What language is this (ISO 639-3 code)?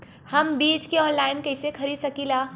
bho